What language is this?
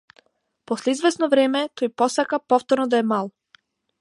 Macedonian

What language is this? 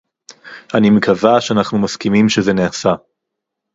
Hebrew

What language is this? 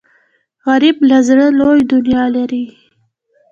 Pashto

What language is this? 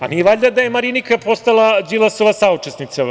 Serbian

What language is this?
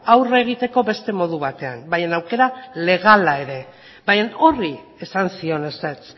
Basque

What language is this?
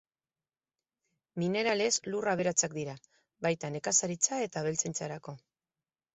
Basque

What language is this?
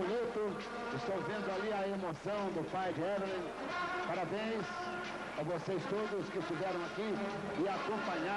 Portuguese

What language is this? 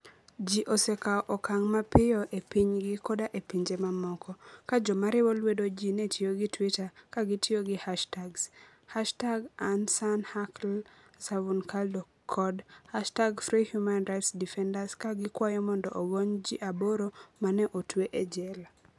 Luo (Kenya and Tanzania)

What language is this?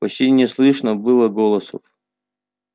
Russian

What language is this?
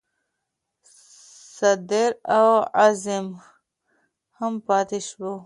Pashto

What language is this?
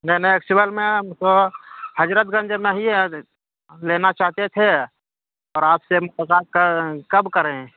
Urdu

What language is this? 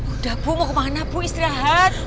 Indonesian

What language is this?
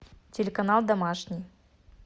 Russian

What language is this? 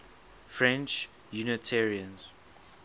English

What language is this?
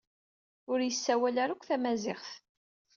Kabyle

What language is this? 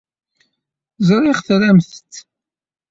Kabyle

